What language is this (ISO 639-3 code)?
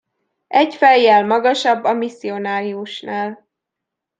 hun